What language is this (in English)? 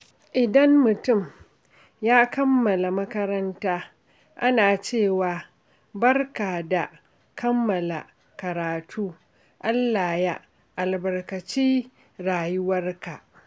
Hausa